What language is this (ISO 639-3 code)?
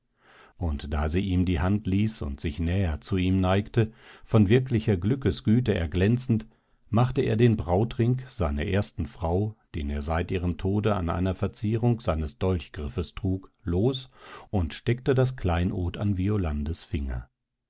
deu